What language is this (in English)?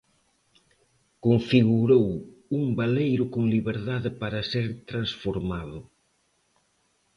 Galician